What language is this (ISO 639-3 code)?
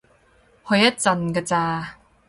yue